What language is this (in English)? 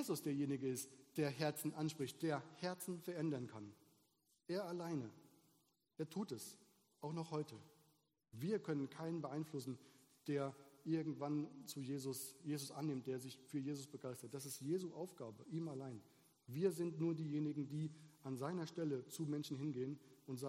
German